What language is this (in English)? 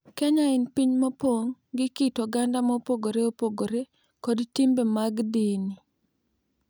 Luo (Kenya and Tanzania)